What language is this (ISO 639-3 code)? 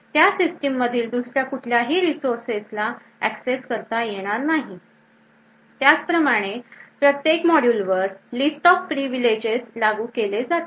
mar